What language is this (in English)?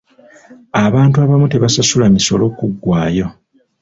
Ganda